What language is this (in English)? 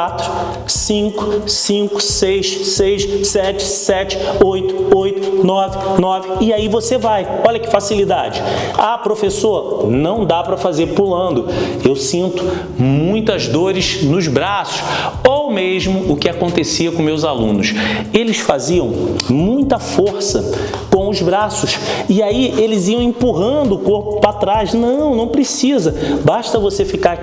Portuguese